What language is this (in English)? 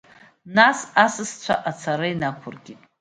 Abkhazian